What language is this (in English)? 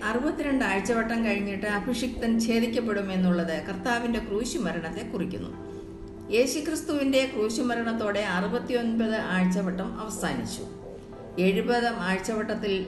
Malayalam